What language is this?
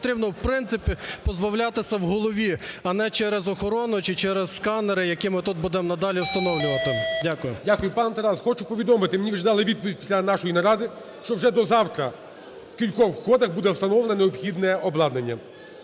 Ukrainian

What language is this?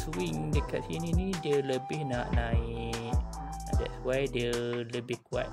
Malay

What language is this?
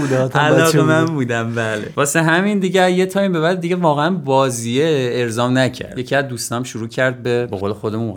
Persian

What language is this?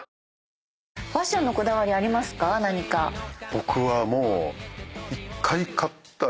Japanese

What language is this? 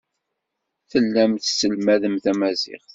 Kabyle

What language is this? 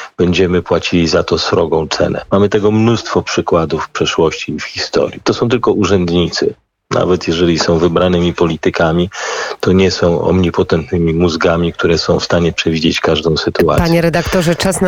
Polish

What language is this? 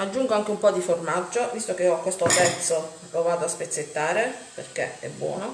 Italian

